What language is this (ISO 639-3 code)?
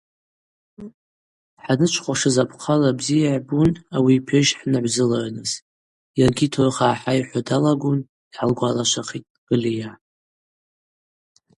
abq